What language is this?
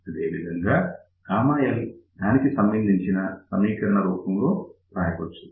Telugu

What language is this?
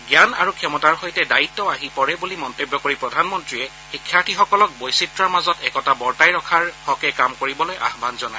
Assamese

